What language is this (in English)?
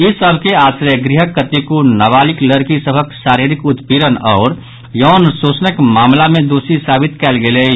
Maithili